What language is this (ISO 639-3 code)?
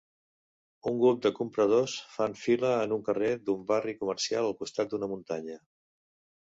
cat